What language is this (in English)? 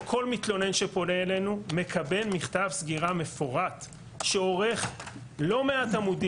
Hebrew